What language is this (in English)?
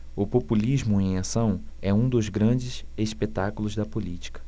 Portuguese